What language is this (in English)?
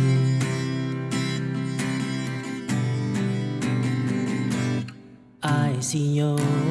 Thai